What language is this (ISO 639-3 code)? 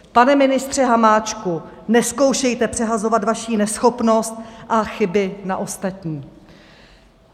ces